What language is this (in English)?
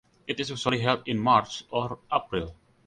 English